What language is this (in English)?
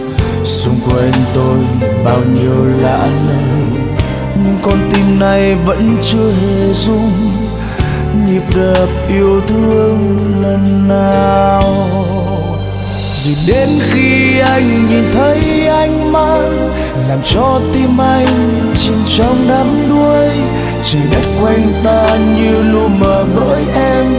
Vietnamese